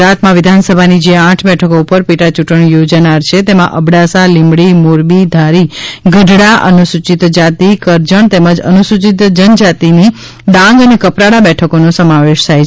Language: Gujarati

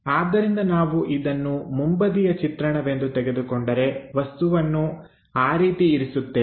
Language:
Kannada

